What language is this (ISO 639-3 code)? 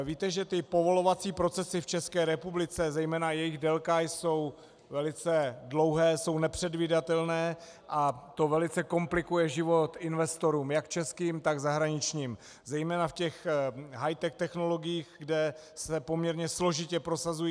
ces